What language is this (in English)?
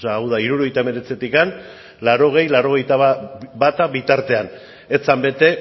Basque